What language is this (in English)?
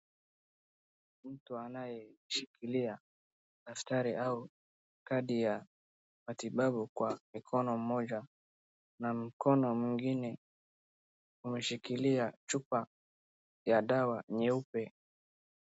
Swahili